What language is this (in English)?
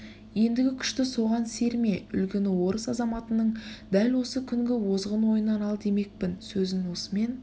Kazakh